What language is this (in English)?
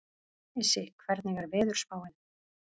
Icelandic